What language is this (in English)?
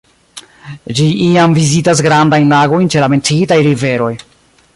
Esperanto